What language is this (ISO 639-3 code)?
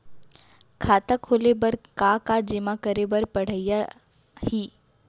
hne